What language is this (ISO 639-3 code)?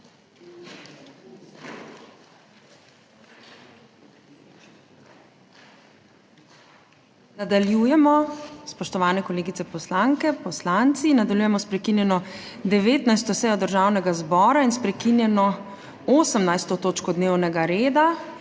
slv